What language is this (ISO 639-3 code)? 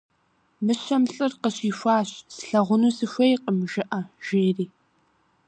kbd